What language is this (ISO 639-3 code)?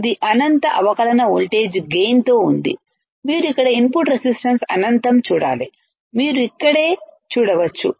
tel